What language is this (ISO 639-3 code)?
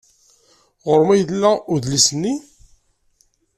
kab